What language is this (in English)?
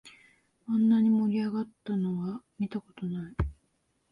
Japanese